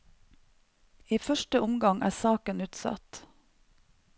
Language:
Norwegian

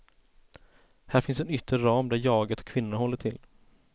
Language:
Swedish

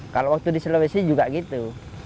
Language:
Indonesian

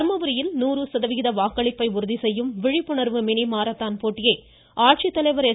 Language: Tamil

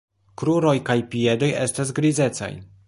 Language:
Esperanto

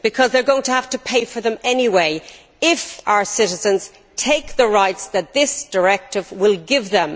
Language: English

